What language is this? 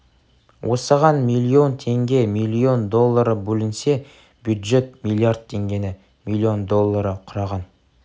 Kazakh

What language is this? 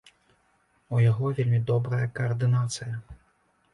Belarusian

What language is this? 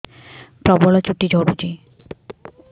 Odia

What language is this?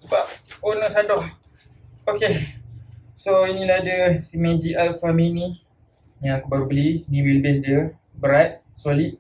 Malay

